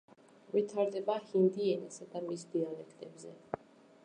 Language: Georgian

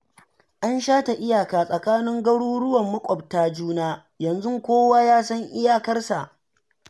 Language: Hausa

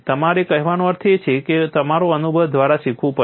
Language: Gujarati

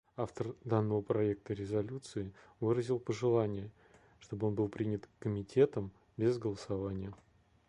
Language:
Russian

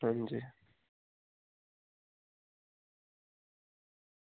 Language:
Dogri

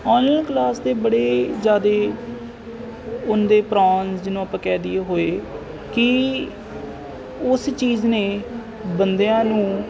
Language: Punjabi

